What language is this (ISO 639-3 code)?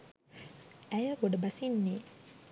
sin